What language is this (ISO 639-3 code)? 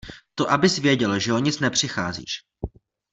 ces